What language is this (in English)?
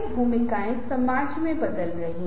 Hindi